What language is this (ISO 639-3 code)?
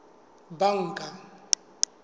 sot